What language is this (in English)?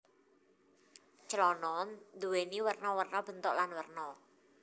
Javanese